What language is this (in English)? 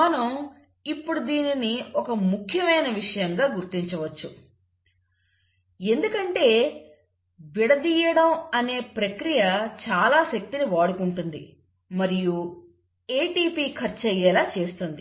Telugu